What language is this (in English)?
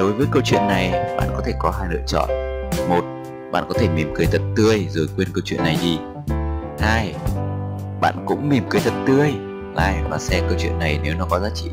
Vietnamese